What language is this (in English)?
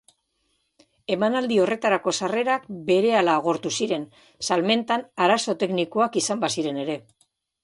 Basque